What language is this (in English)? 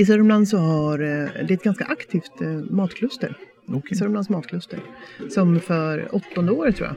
Swedish